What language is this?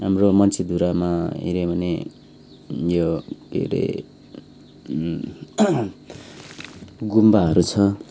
Nepali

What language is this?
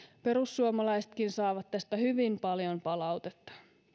Finnish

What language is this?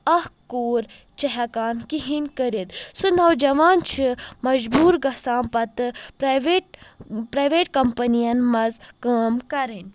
Kashmiri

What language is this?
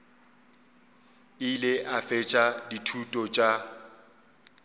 Northern Sotho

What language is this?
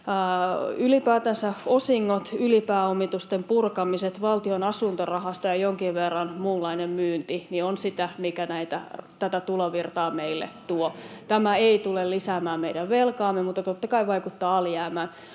Finnish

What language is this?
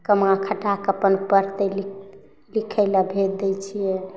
Maithili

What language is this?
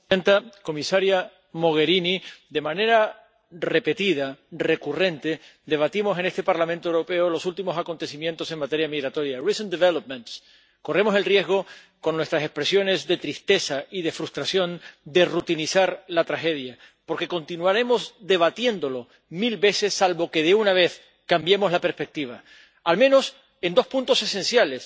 Spanish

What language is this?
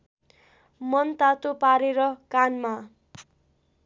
Nepali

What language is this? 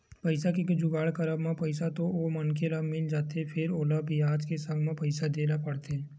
Chhattisgarhi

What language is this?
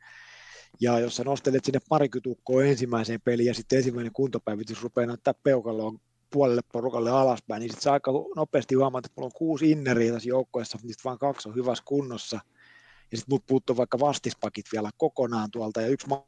Finnish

